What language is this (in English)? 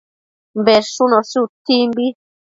Matsés